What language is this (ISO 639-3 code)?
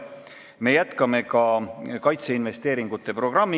est